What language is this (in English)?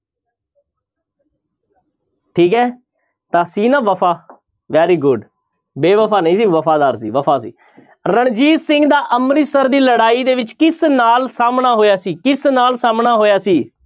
Punjabi